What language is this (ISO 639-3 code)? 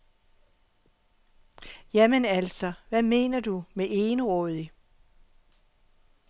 dan